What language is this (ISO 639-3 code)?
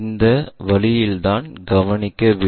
tam